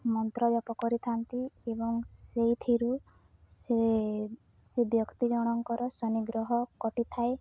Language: Odia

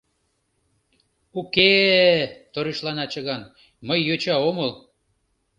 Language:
Mari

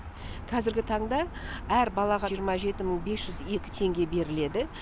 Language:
Kazakh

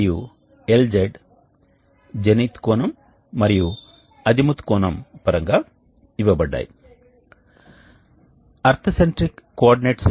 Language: Telugu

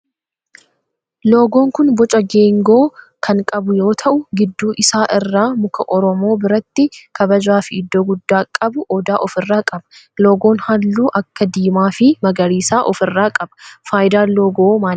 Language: Oromo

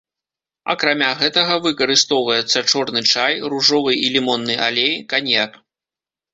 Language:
Belarusian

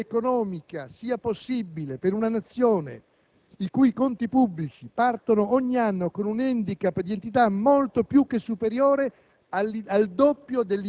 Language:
Italian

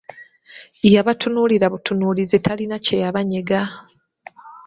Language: Ganda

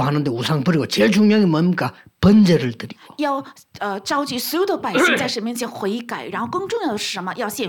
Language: Korean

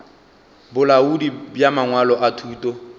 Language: Northern Sotho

